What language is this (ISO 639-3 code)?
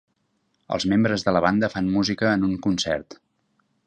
cat